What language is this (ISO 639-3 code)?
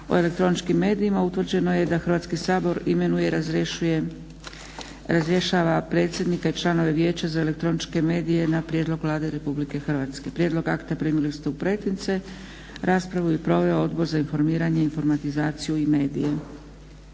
hrv